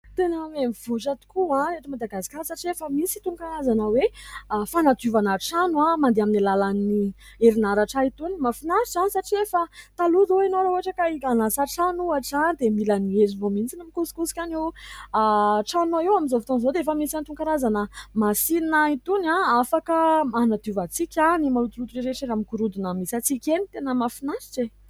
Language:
Malagasy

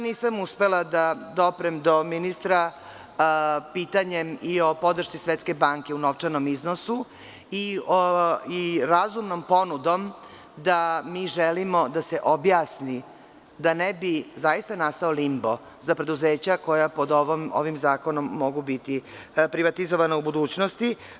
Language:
Serbian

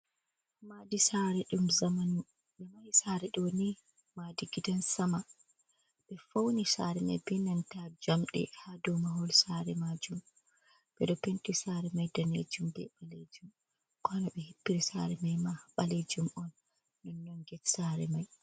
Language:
Fula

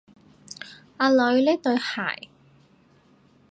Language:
Cantonese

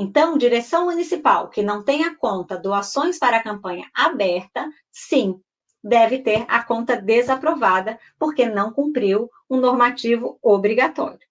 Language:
Portuguese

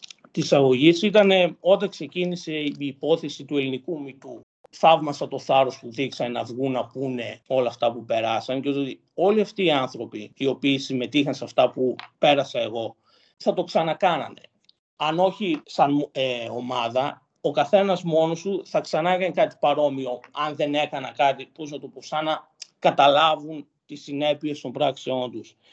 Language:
Greek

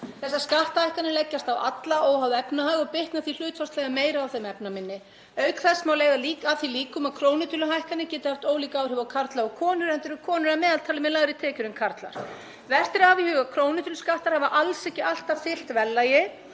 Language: Icelandic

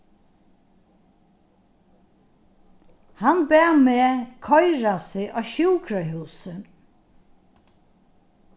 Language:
Faroese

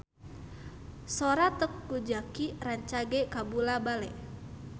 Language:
Sundanese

